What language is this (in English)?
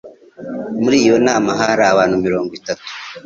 Kinyarwanda